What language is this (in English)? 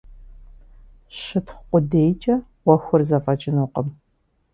Kabardian